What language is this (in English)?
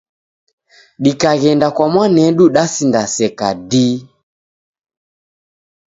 Taita